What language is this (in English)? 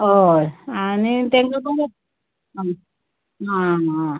Konkani